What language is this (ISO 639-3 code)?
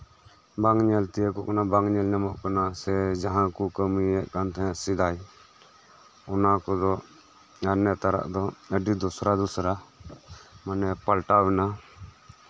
sat